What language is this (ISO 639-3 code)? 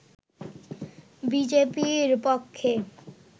ben